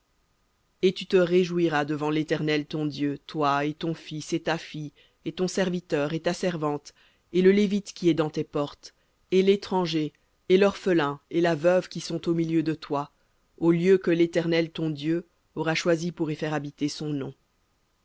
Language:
French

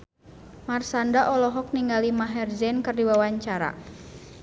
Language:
Sundanese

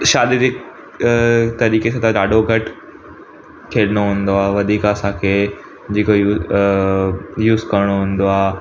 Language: Sindhi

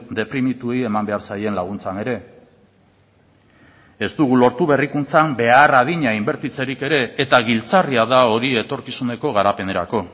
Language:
Basque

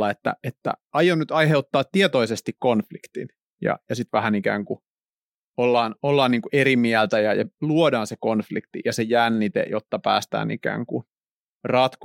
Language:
Finnish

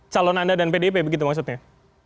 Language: Indonesian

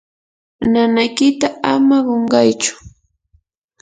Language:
Yanahuanca Pasco Quechua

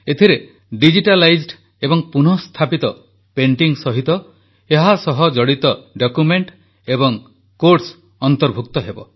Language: Odia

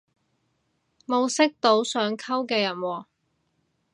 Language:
Cantonese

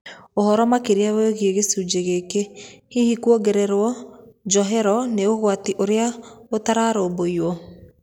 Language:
Kikuyu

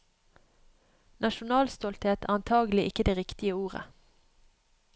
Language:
Norwegian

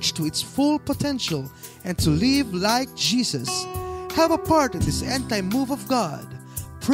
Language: Filipino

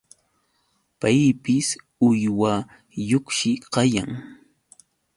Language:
Yauyos Quechua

